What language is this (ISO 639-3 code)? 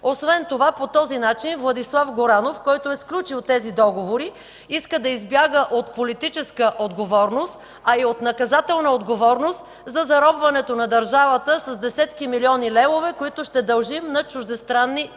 bul